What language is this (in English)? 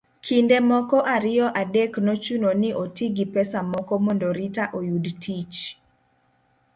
Luo (Kenya and Tanzania)